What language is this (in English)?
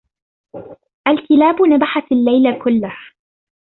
Arabic